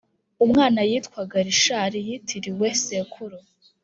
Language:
Kinyarwanda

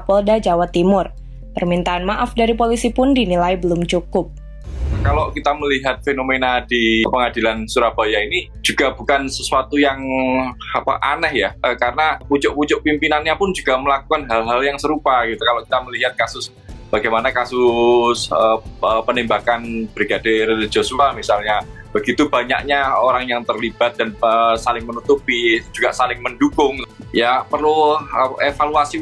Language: Indonesian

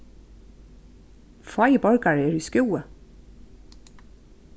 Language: Faroese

